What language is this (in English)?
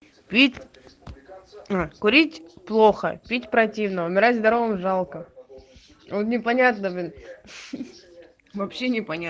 Russian